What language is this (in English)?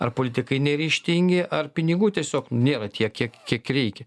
Lithuanian